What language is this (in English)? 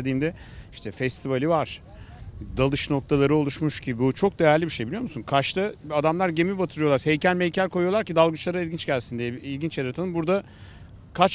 Turkish